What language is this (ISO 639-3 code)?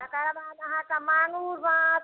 mai